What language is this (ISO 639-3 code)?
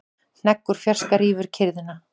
isl